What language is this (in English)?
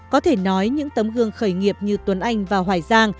Vietnamese